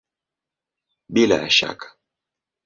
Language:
Swahili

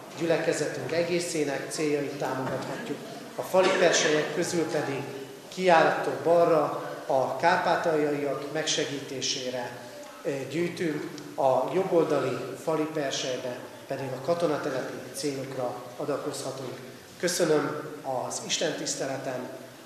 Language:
Hungarian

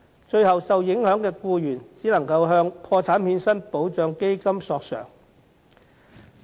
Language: Cantonese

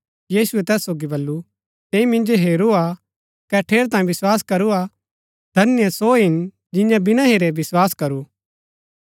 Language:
Gaddi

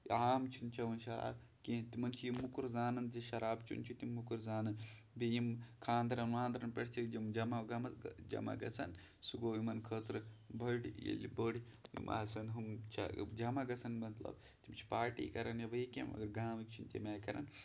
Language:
Kashmiri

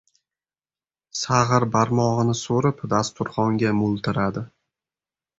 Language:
Uzbek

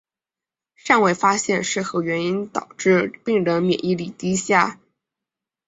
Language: Chinese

